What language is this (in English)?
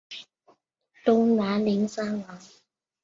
Chinese